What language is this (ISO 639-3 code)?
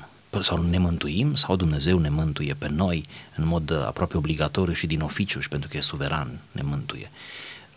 ron